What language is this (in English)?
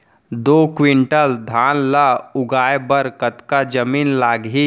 Chhattisgarhi